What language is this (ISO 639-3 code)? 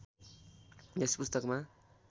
nep